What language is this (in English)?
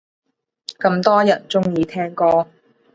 Cantonese